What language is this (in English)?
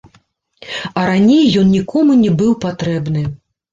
Belarusian